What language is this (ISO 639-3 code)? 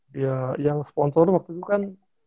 ind